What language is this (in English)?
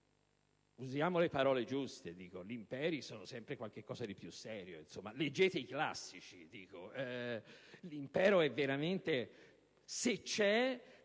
Italian